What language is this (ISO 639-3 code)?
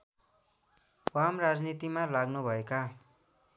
nep